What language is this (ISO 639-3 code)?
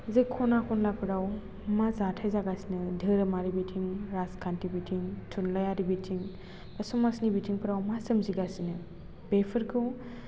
brx